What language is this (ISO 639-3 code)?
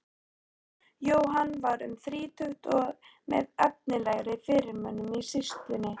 isl